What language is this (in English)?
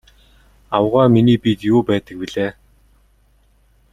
Mongolian